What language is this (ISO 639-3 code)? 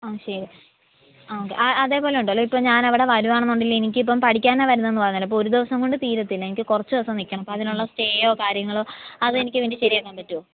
mal